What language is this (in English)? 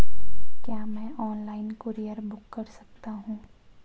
Hindi